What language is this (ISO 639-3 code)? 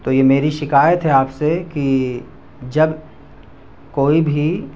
urd